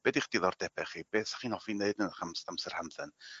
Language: Welsh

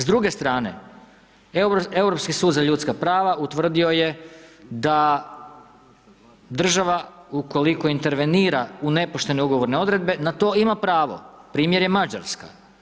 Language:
Croatian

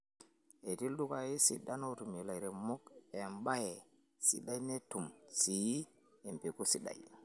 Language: Masai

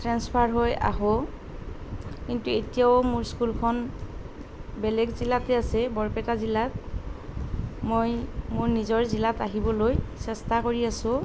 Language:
Assamese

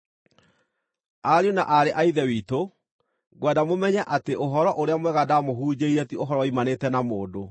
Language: Kikuyu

